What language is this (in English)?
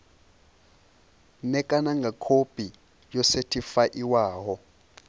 Venda